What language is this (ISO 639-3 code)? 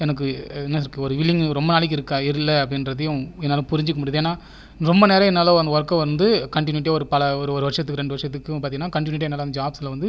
tam